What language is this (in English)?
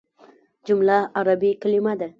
Pashto